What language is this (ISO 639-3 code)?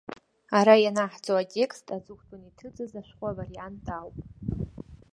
abk